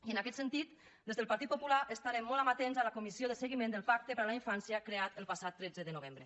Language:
Catalan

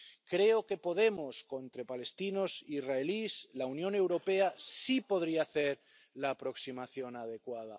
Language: Spanish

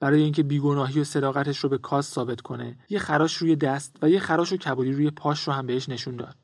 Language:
Persian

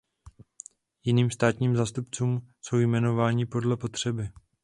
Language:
Czech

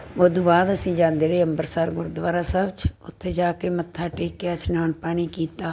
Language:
Punjabi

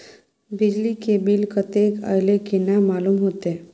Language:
Maithili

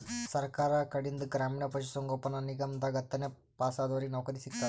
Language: Kannada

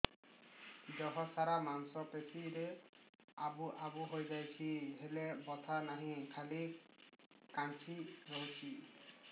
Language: Odia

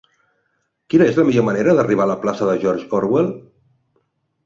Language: Catalan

